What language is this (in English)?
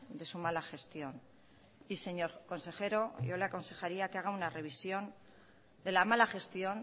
Spanish